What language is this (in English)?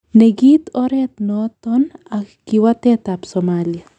Kalenjin